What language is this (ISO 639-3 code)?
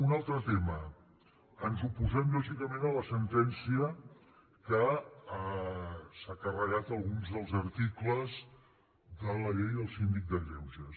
cat